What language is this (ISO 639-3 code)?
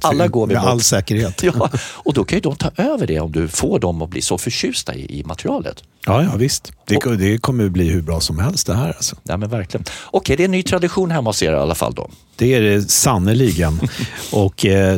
swe